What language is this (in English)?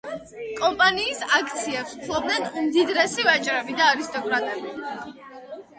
Georgian